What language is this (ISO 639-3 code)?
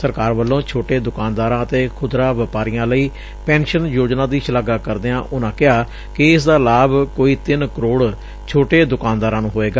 pan